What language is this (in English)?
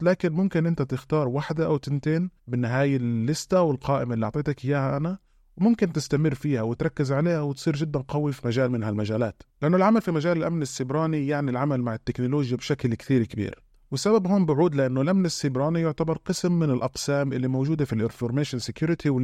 Arabic